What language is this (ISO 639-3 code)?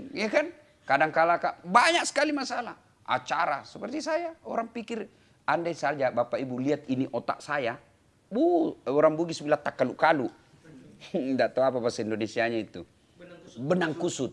ind